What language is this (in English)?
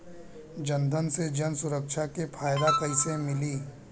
Bhojpuri